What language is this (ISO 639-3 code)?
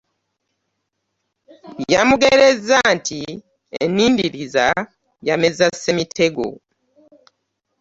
lug